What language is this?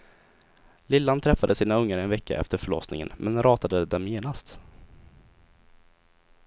Swedish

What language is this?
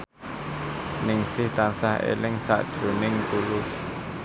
Javanese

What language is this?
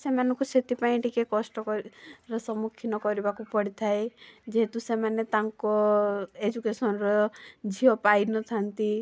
Odia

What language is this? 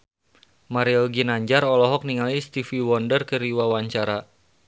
Sundanese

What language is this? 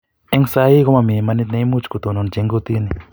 Kalenjin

